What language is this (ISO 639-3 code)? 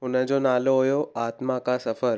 snd